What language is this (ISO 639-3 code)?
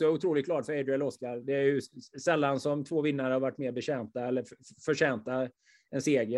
swe